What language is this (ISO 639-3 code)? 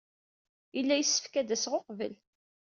kab